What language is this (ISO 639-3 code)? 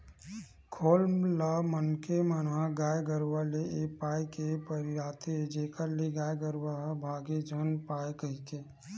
hne